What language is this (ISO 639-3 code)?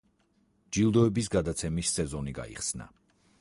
kat